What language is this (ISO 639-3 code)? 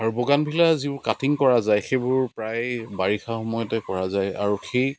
asm